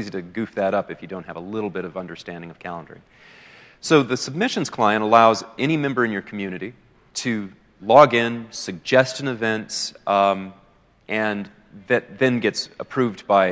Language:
English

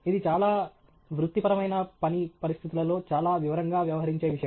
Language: Telugu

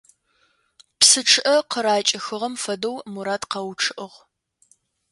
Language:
Adyghe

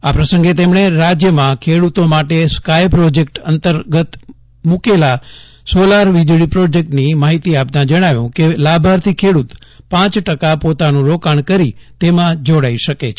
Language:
Gujarati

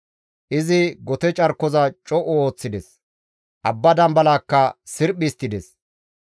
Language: Gamo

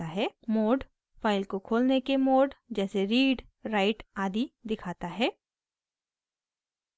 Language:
Hindi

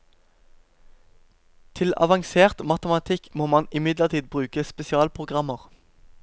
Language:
Norwegian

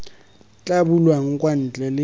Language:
Tswana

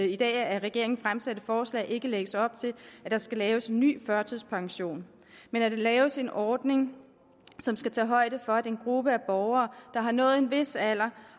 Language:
Danish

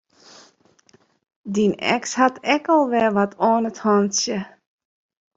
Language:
Western Frisian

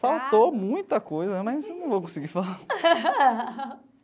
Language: Portuguese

